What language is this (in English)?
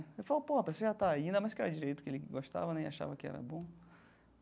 Portuguese